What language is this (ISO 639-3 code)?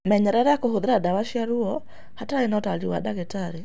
kik